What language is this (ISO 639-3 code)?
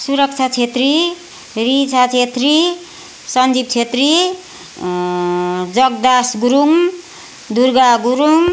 nep